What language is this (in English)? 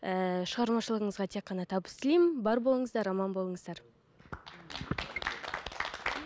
Kazakh